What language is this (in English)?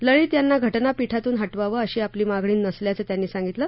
Marathi